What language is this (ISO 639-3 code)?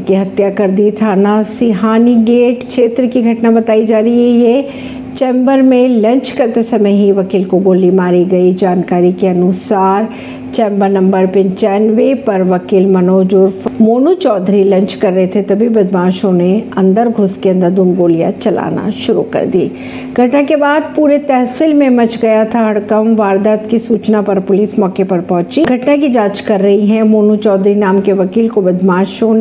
hin